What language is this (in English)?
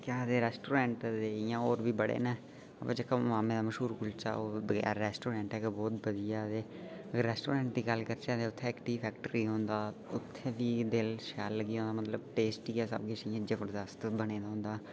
Dogri